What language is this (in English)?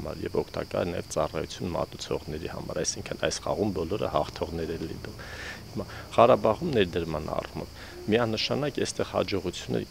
Romanian